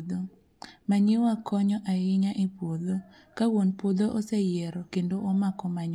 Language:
Luo (Kenya and Tanzania)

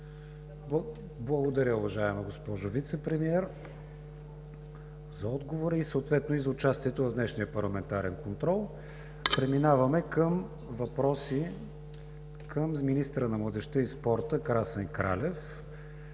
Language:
Bulgarian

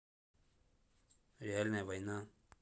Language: Russian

